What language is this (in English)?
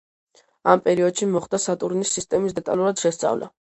Georgian